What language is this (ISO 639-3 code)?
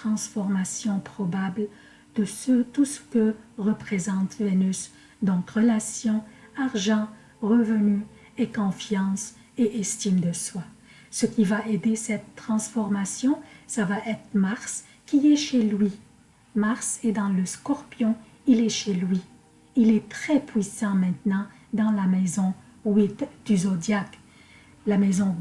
fra